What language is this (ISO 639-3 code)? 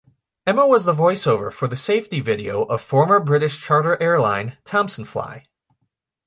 eng